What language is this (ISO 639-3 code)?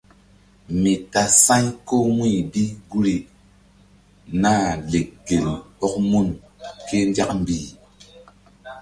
mdd